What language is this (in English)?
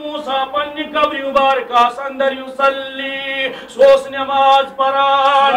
Arabic